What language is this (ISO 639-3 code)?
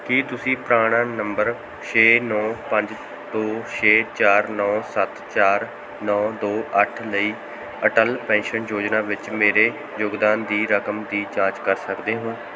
pan